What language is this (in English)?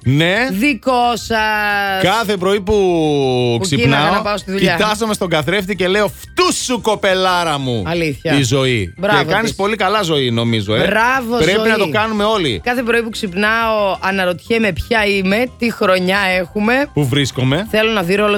Greek